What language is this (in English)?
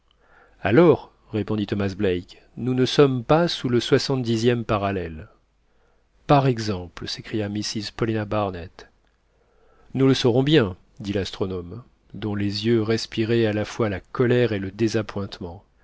French